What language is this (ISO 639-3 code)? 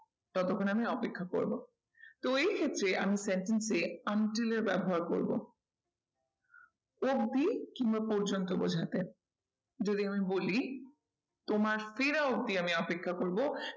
ben